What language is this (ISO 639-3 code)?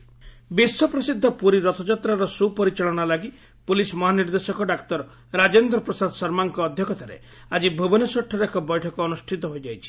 ori